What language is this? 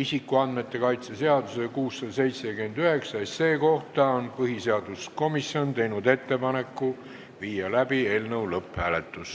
Estonian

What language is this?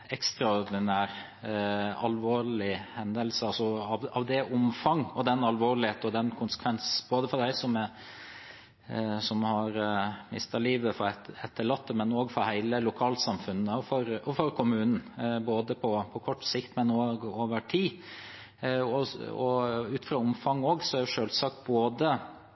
Norwegian Bokmål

